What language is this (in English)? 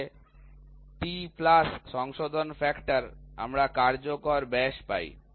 Bangla